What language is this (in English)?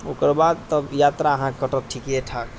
Maithili